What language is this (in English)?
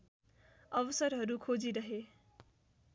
Nepali